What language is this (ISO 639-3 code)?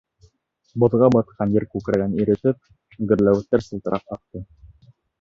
bak